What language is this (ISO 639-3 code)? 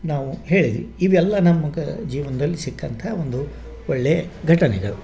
kan